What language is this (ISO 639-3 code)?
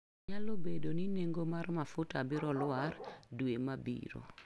luo